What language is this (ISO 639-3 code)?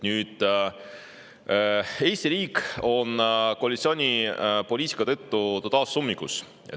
est